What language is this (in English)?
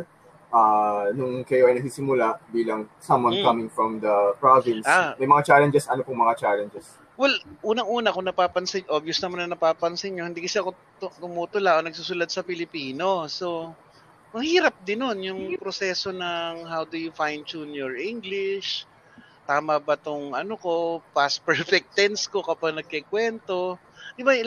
Filipino